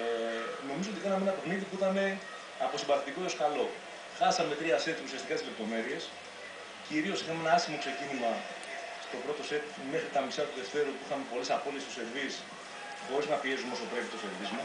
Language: Greek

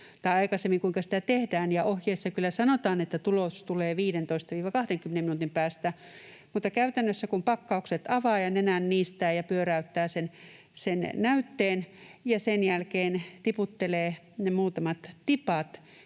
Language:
Finnish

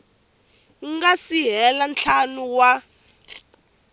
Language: Tsonga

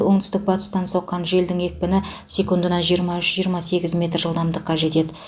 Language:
Kazakh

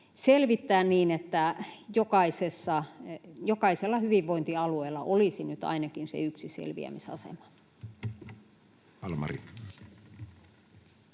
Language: Finnish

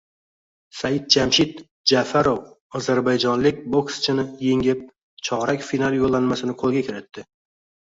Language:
Uzbek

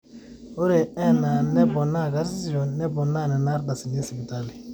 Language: Masai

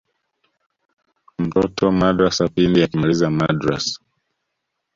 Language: Swahili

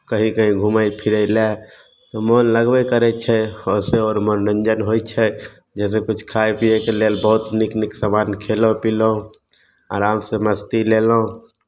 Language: Maithili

